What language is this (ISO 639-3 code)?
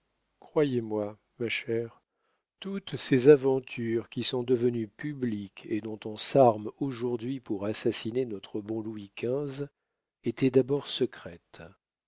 fra